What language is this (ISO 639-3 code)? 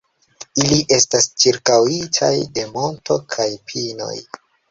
epo